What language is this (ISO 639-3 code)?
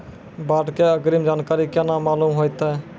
mai